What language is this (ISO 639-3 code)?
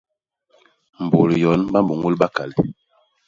bas